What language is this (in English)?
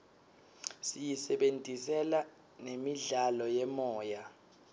Swati